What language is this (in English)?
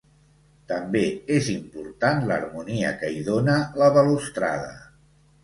Catalan